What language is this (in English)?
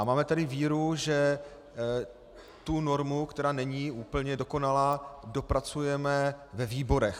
Czech